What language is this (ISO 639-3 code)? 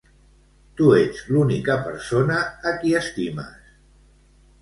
cat